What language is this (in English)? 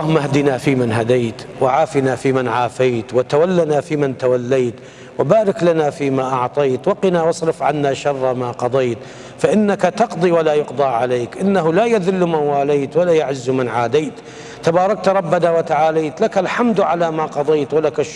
Arabic